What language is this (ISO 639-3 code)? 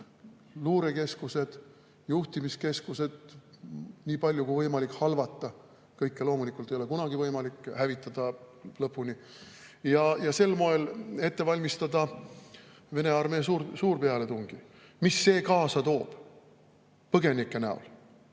est